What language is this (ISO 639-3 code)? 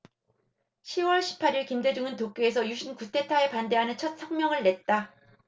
kor